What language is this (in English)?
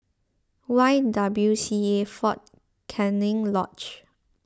English